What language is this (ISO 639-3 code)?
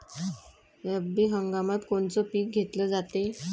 mar